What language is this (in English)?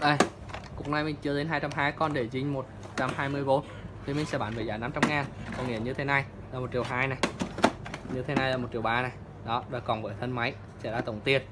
Vietnamese